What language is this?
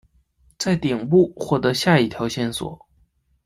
Chinese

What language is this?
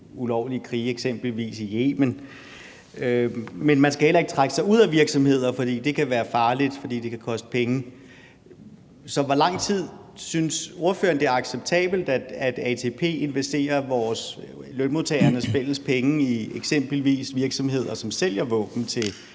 Danish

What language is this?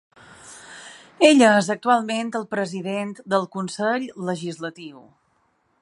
Catalan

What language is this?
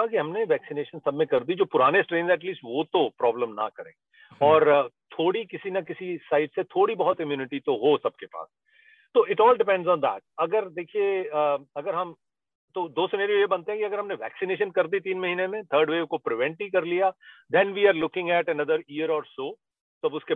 Hindi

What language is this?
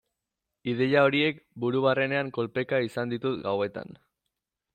Basque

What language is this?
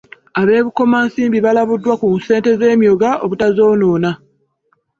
Ganda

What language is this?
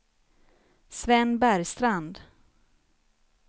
Swedish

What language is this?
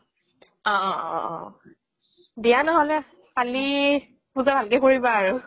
Assamese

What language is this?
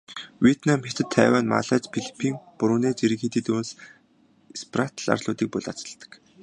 Mongolian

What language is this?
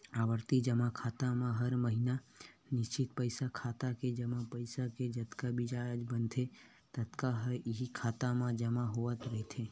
Chhattisgarhi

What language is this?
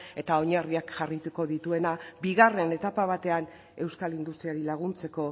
Basque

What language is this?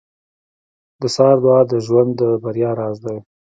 Pashto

